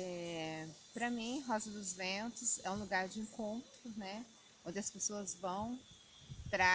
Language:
Portuguese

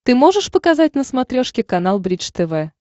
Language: Russian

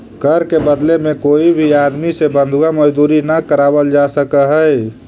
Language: Magahi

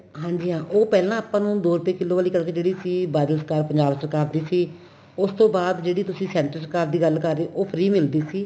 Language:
Punjabi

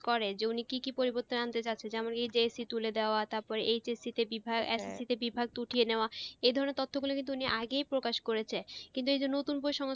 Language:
Bangla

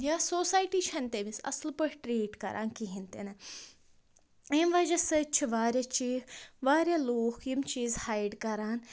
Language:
Kashmiri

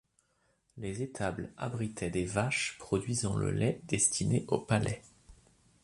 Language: French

